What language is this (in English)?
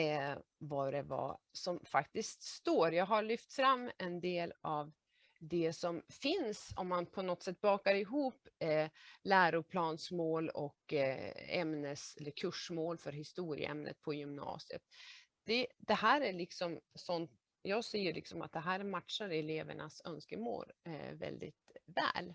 Swedish